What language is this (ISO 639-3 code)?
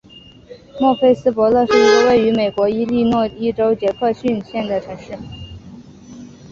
zho